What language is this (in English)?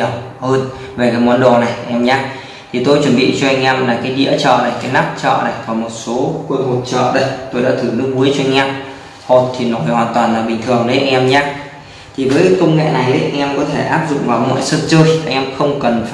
Vietnamese